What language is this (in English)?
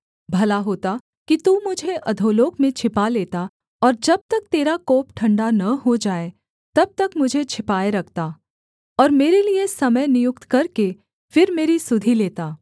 Hindi